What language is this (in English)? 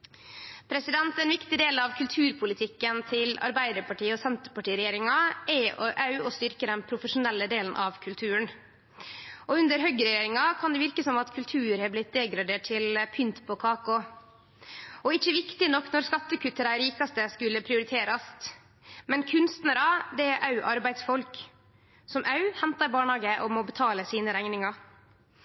Norwegian Nynorsk